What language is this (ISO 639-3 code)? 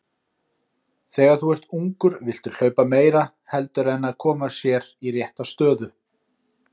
isl